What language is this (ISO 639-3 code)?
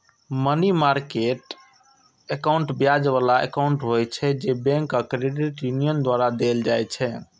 mai